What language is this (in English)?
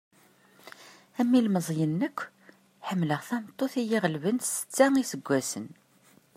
Kabyle